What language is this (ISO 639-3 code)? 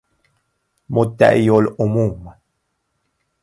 fas